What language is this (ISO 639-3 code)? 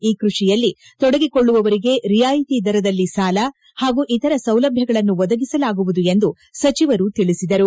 kan